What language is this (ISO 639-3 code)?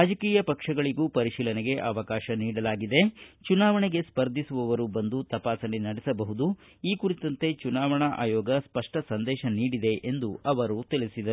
kan